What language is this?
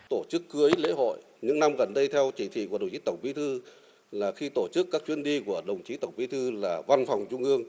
Vietnamese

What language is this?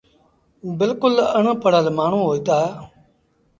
Sindhi Bhil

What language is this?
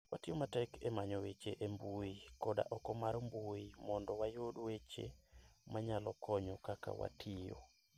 Luo (Kenya and Tanzania)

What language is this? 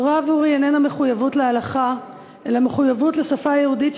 Hebrew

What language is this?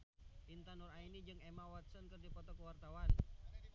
Sundanese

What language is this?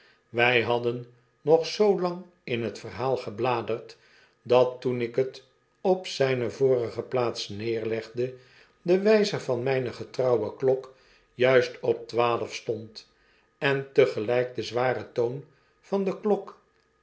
Dutch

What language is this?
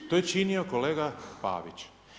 Croatian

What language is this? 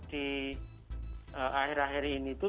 Indonesian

